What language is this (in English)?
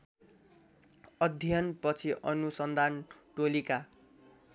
Nepali